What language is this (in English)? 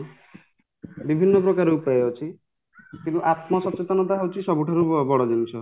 Odia